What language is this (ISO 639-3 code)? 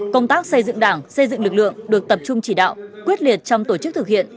vie